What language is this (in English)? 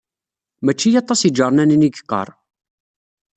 Kabyle